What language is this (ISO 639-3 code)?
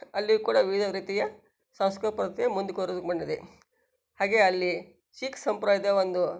kan